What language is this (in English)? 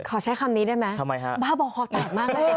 Thai